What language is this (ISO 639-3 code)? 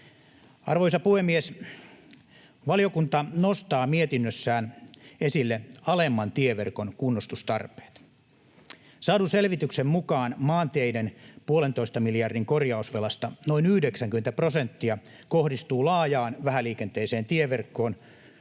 fin